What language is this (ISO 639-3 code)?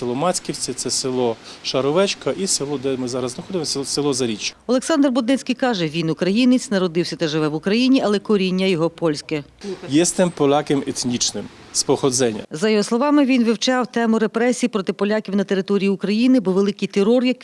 ukr